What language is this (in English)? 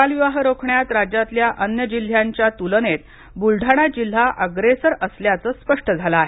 Marathi